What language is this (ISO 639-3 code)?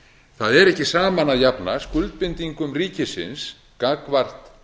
isl